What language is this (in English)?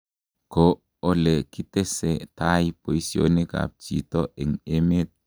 Kalenjin